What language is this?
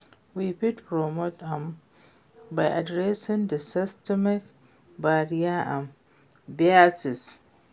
Nigerian Pidgin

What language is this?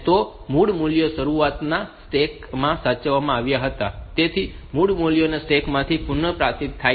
Gujarati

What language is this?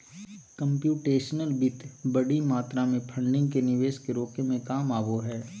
Magahi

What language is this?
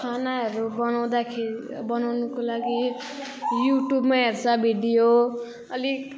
Nepali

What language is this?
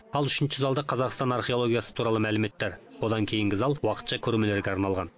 Kazakh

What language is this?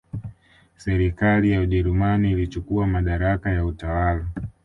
Swahili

